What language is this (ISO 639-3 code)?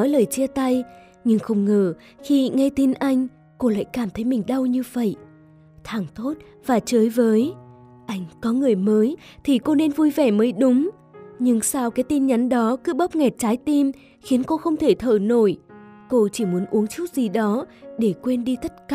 vie